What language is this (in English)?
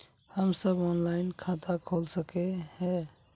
Magahi